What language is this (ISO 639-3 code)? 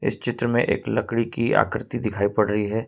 hin